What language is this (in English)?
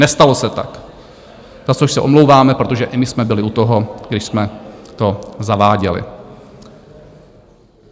Czech